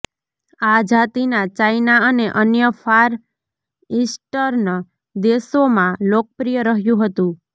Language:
Gujarati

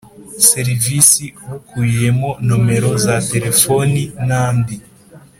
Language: Kinyarwanda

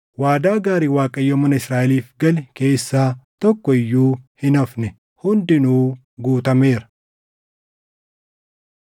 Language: Oromo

